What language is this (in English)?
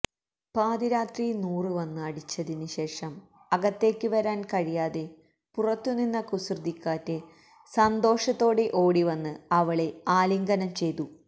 Malayalam